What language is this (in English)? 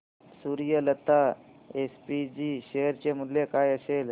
Marathi